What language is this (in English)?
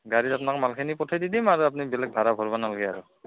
Assamese